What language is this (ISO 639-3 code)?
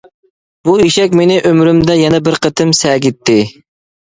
uig